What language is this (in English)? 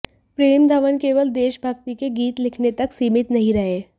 Hindi